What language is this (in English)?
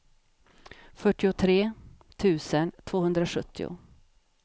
Swedish